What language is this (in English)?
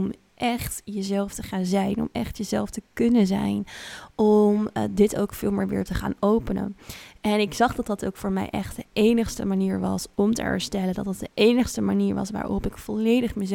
Dutch